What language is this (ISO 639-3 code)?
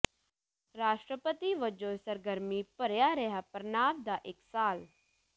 pan